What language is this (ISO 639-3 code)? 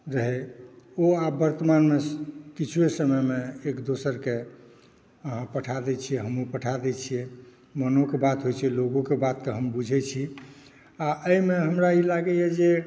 mai